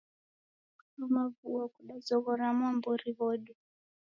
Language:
Taita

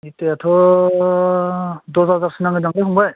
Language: Bodo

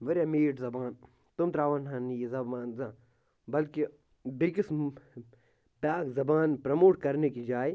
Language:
Kashmiri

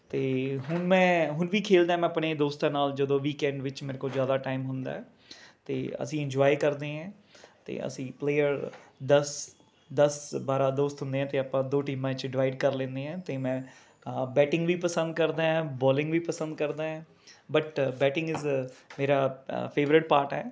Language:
Punjabi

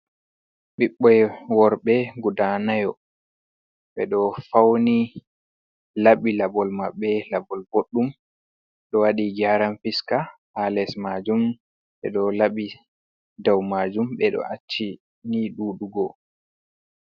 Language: Fula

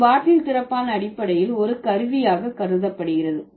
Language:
Tamil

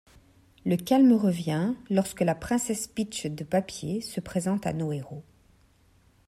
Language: French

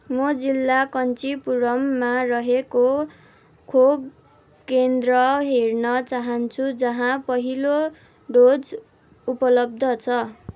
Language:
Nepali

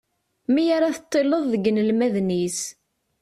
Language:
Kabyle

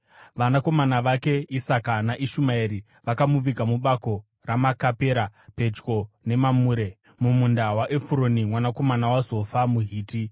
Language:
Shona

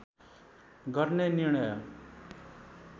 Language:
Nepali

